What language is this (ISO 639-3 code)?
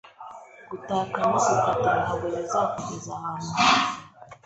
kin